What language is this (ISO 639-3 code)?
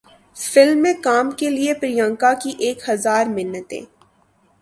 urd